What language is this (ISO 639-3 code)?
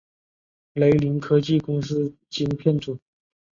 zho